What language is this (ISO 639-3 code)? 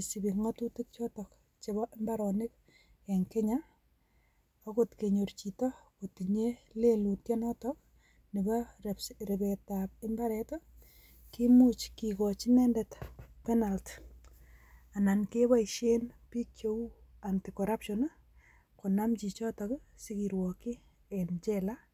kln